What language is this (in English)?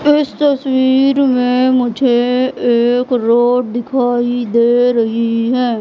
Hindi